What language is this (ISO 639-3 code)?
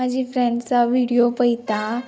kok